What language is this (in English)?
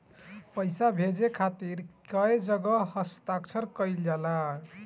Bhojpuri